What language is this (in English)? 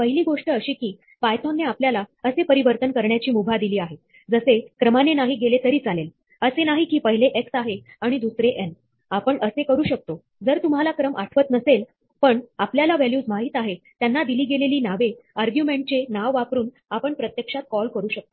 Marathi